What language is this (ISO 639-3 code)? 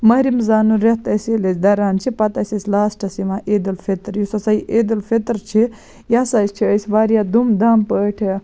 kas